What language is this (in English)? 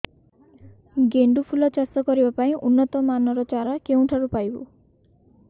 Odia